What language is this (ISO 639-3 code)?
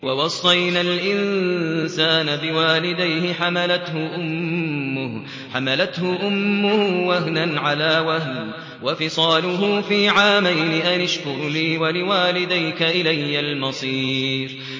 ara